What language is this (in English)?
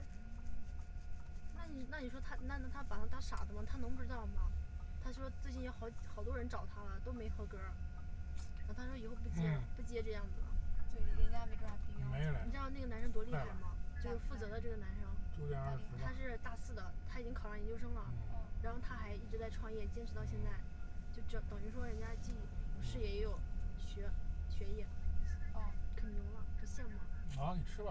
Chinese